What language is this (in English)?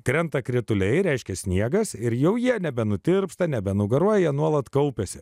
Lithuanian